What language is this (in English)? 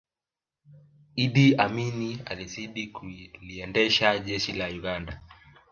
Swahili